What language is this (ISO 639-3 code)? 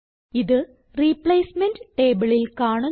mal